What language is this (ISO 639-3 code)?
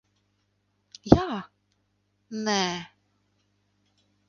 lav